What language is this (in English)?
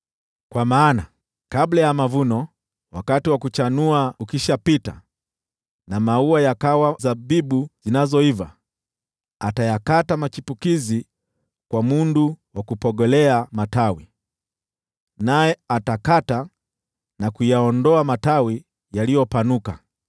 Swahili